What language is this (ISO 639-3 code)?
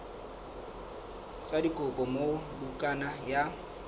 sot